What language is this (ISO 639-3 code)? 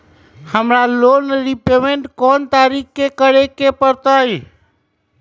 mag